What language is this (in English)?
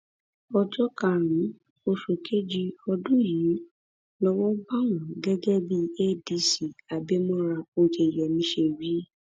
Yoruba